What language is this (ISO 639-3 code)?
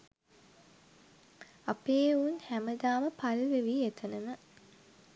sin